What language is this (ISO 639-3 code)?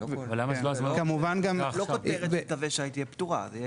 heb